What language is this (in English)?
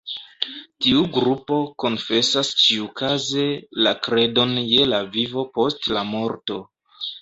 Esperanto